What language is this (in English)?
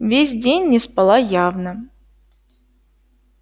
Russian